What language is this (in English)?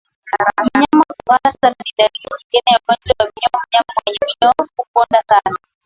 Swahili